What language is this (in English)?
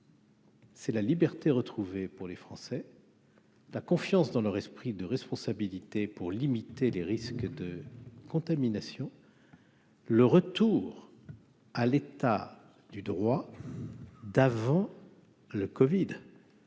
French